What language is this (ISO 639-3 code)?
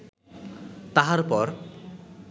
ben